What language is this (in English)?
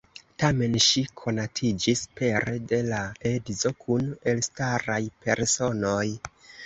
Esperanto